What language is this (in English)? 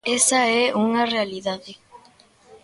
Galician